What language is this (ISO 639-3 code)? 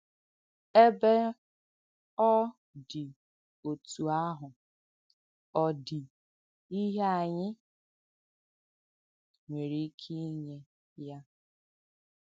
ibo